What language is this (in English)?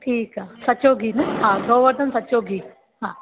Sindhi